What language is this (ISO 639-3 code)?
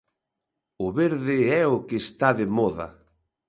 glg